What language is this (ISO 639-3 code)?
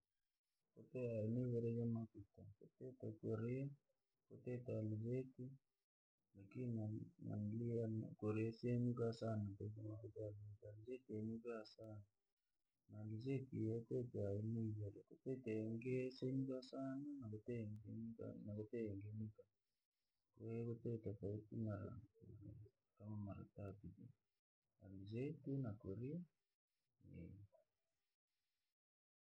lag